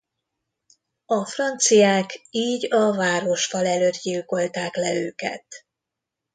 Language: Hungarian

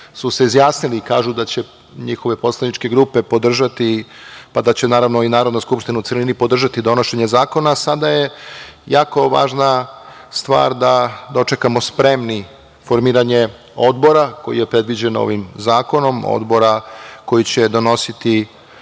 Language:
Serbian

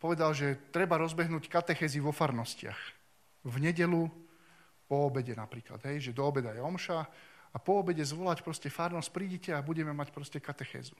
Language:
Slovak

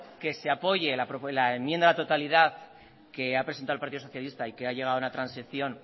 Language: Spanish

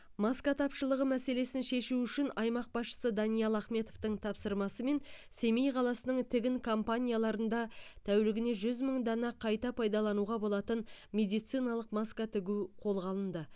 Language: Kazakh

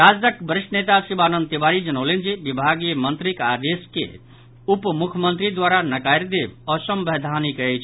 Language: Maithili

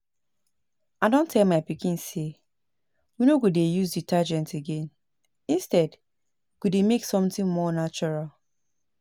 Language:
Nigerian Pidgin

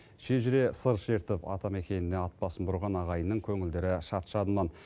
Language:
Kazakh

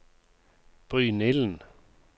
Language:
Norwegian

